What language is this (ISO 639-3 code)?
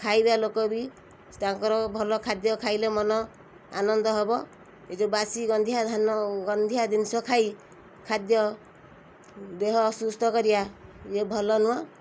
ori